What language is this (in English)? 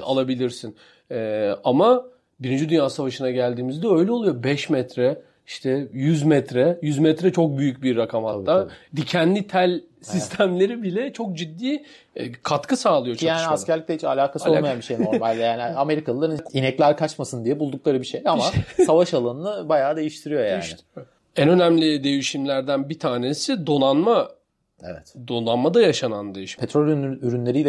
Turkish